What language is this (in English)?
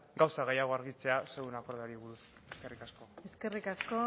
Basque